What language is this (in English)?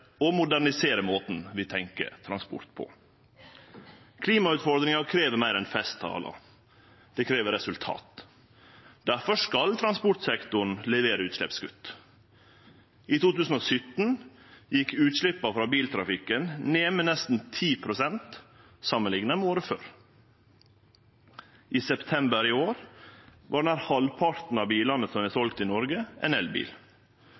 Norwegian Nynorsk